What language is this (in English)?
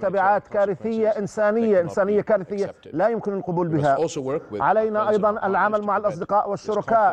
Arabic